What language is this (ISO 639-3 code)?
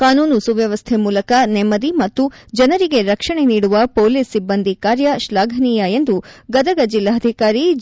kan